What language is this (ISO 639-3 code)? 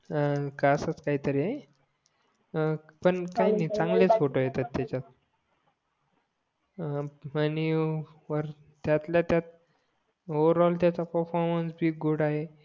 mar